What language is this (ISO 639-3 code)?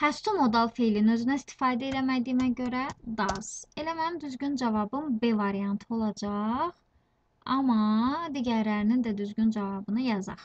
tur